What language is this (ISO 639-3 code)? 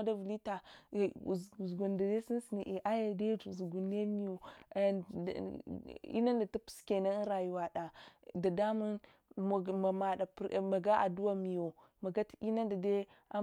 hwo